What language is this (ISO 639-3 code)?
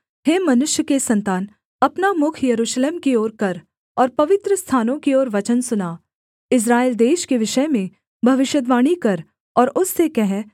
hin